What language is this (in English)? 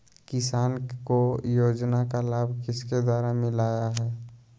Magahi